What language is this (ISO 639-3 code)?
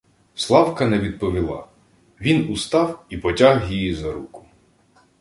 ukr